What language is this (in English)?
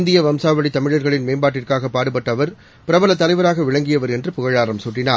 Tamil